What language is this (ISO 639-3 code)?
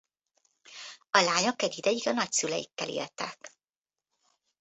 hun